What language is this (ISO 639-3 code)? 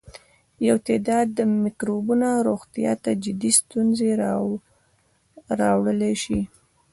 pus